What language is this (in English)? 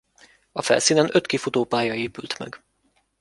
Hungarian